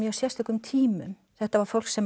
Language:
Icelandic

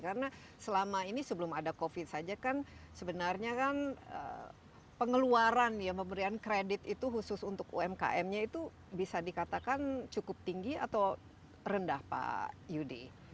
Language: Indonesian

